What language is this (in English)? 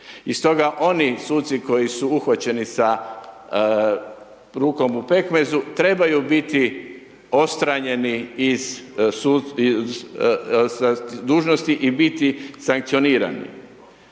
Croatian